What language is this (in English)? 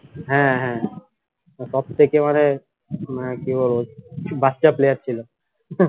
Bangla